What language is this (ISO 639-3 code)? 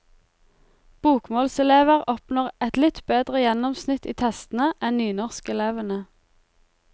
nor